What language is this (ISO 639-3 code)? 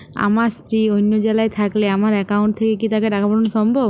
ben